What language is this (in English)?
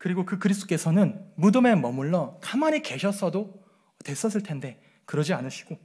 Korean